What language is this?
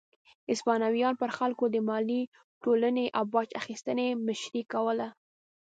Pashto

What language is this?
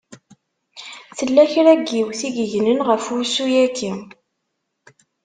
Kabyle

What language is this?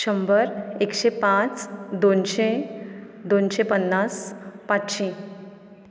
Konkani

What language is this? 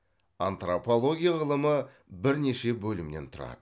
Kazakh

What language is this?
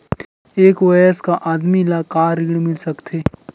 Chhattisgarhi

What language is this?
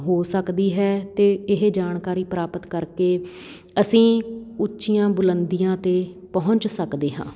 Punjabi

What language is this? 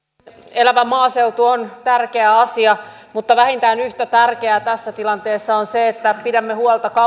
Finnish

